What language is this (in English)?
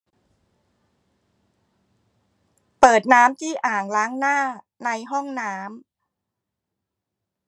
Thai